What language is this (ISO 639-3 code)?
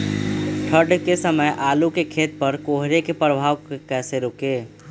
mag